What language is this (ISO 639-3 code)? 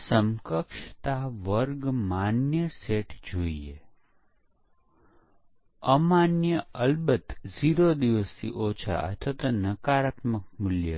guj